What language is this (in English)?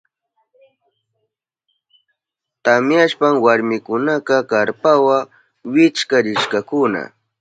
Southern Pastaza Quechua